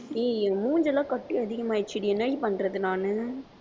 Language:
Tamil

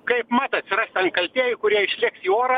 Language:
Lithuanian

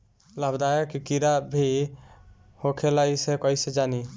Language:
Bhojpuri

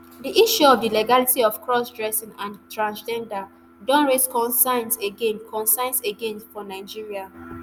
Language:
Nigerian Pidgin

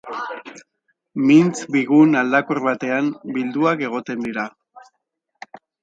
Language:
Basque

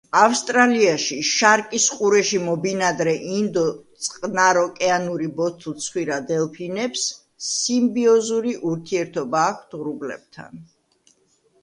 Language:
Georgian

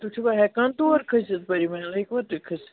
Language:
Kashmiri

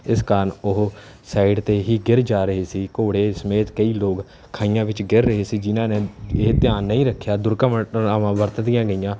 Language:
Punjabi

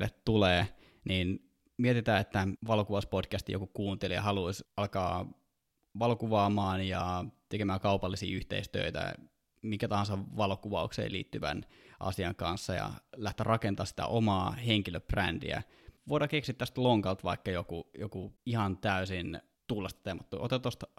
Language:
Finnish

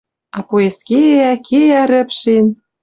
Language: Western Mari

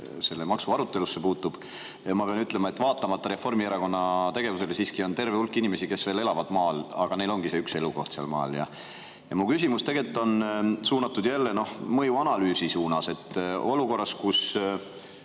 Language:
Estonian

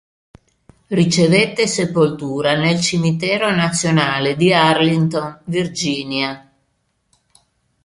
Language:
Italian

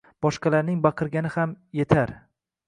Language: Uzbek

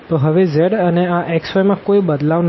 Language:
Gujarati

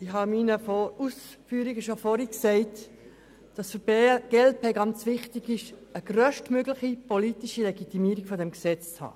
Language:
Swiss German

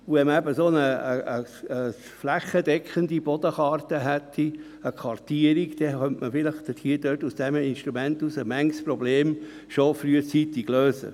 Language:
Swiss German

